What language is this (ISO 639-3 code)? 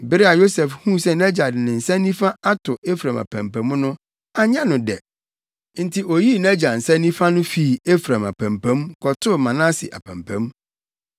aka